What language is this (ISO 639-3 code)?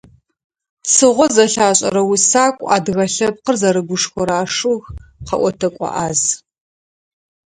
ady